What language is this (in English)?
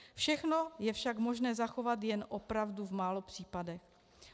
Czech